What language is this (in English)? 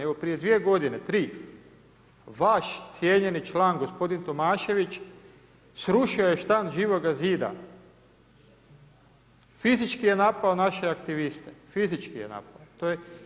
Croatian